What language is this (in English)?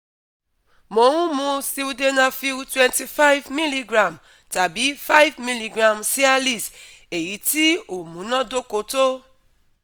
Yoruba